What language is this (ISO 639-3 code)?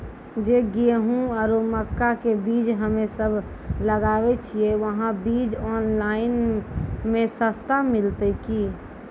mai